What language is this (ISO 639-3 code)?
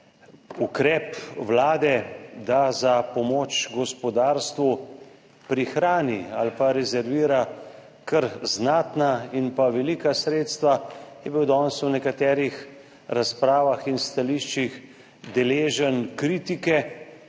slv